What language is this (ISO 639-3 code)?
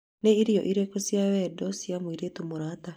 kik